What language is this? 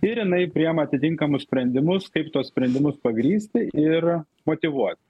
Lithuanian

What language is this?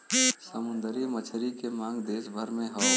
Bhojpuri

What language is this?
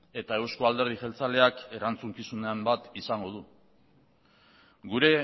Basque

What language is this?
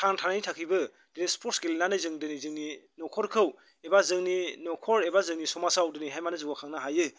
Bodo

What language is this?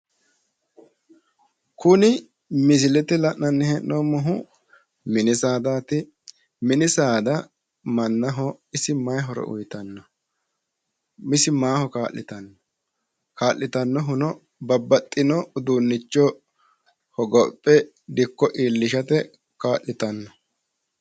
Sidamo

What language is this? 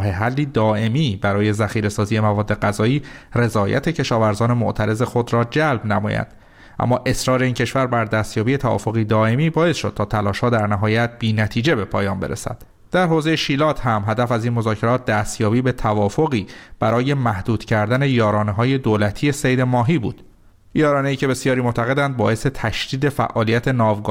Persian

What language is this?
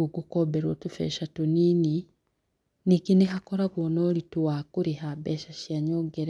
Kikuyu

